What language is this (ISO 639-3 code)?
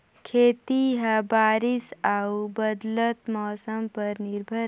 hne